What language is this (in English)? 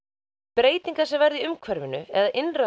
Icelandic